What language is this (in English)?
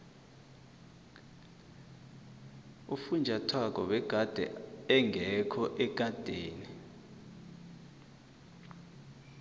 South Ndebele